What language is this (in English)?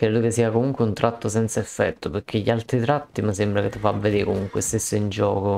Italian